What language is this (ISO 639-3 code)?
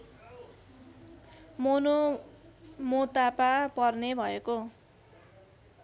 nep